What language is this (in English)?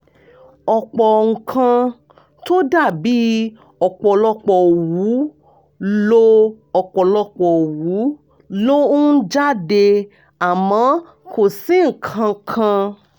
Yoruba